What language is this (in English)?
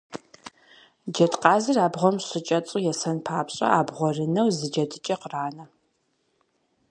Kabardian